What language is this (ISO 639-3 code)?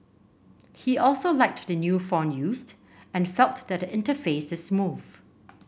eng